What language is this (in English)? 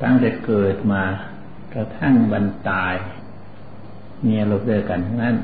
Thai